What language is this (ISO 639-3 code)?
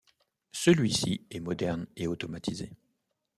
fra